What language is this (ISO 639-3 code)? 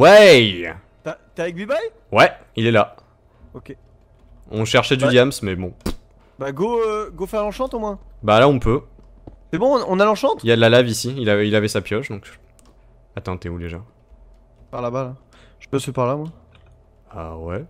fra